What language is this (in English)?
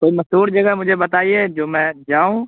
Urdu